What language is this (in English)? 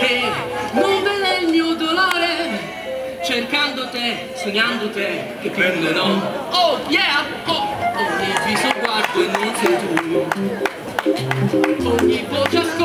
Italian